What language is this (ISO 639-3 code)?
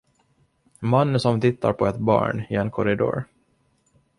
swe